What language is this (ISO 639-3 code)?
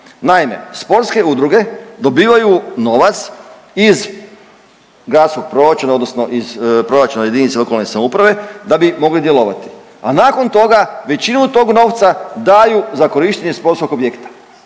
hrv